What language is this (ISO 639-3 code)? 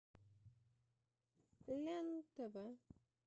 rus